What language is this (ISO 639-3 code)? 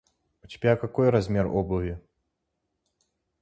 rus